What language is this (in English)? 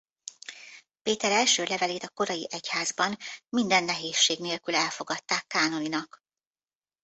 Hungarian